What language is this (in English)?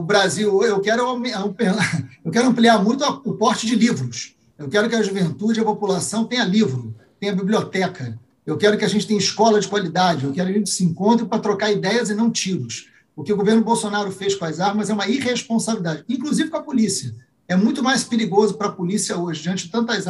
Portuguese